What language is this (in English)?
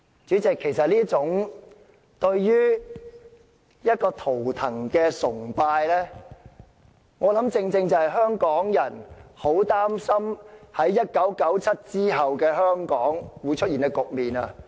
Cantonese